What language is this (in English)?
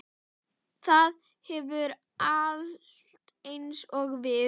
Icelandic